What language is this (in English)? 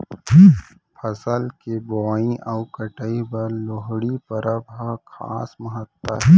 Chhattisgarhi